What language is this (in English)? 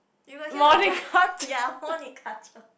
English